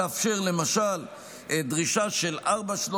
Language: Hebrew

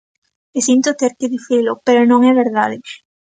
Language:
Galician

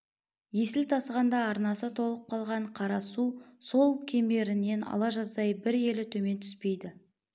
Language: Kazakh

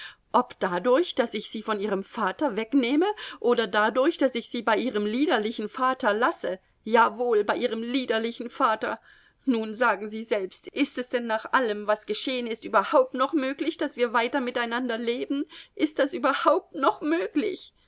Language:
German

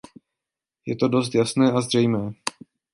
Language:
Czech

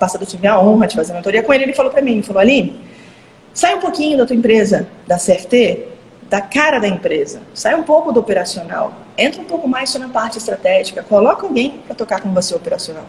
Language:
Portuguese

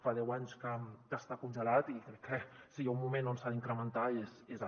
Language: Catalan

